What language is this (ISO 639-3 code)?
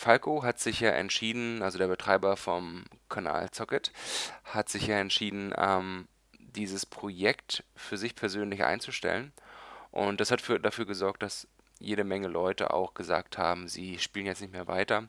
deu